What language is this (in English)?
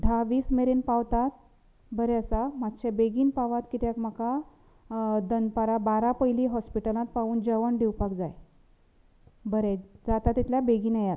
Konkani